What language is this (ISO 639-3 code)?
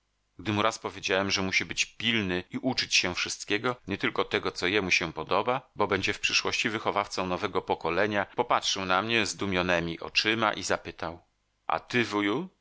pol